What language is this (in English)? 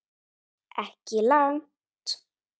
Icelandic